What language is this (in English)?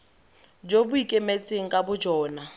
Tswana